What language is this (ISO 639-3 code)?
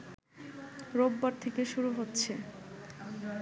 ben